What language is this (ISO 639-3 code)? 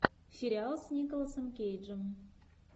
rus